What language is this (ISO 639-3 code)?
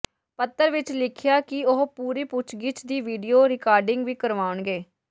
pan